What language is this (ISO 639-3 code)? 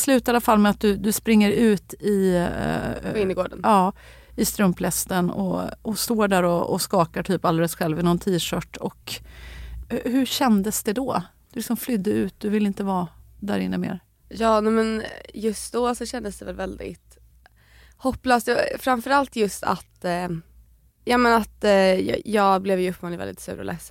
swe